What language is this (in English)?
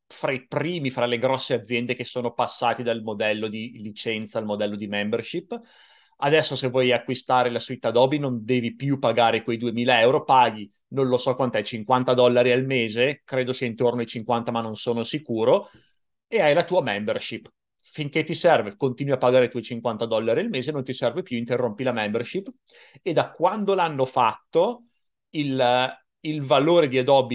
Italian